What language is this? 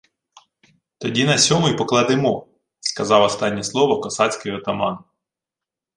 Ukrainian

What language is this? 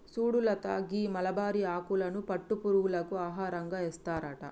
Telugu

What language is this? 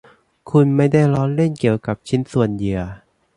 Thai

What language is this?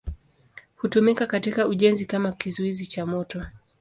Swahili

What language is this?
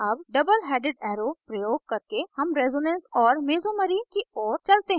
Hindi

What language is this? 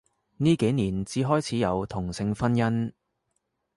Cantonese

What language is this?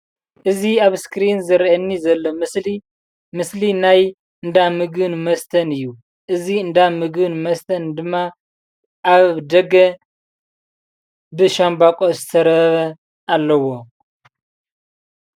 Tigrinya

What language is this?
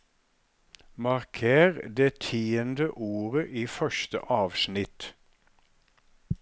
Norwegian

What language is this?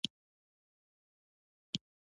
Pashto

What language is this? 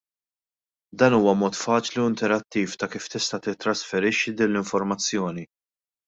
Maltese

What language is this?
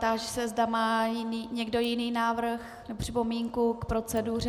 Czech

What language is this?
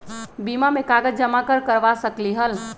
Magahi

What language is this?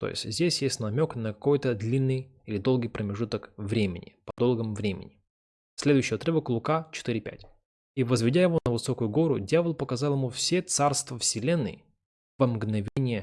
Russian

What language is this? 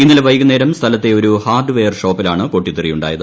Malayalam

